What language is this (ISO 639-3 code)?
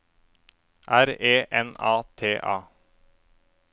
nor